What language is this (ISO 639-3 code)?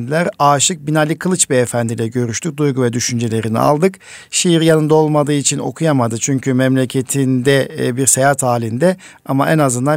tur